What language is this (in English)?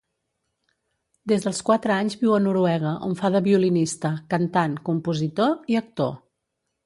Catalan